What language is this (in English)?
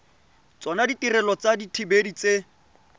Tswana